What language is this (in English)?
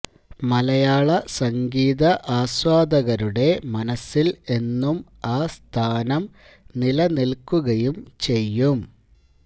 Malayalam